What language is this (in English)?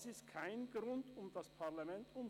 Swiss German